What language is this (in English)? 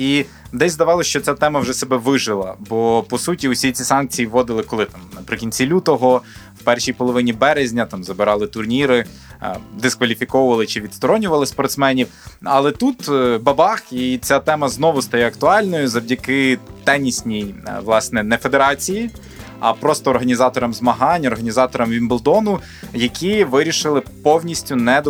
Ukrainian